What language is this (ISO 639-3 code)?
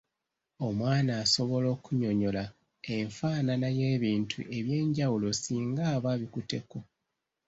lug